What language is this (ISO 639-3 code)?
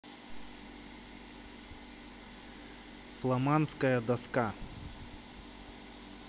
rus